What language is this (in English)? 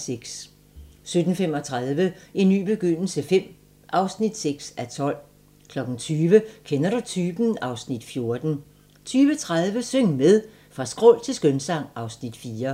Danish